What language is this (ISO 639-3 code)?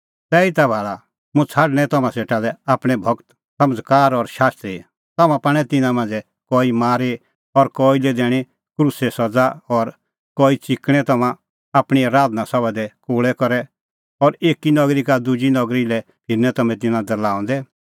kfx